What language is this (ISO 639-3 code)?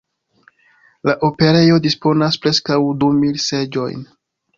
epo